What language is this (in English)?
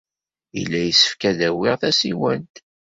Kabyle